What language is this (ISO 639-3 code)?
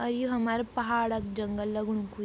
gbm